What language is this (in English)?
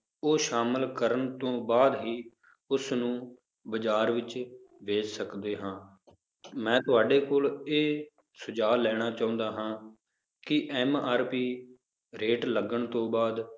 Punjabi